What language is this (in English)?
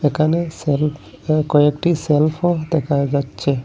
Bangla